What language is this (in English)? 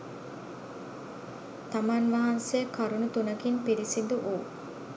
Sinhala